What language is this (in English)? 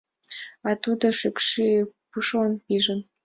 Mari